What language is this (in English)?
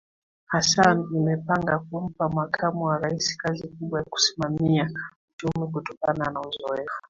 Swahili